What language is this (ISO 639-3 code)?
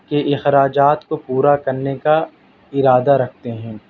urd